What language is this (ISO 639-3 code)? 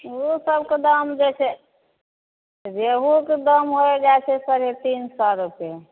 mai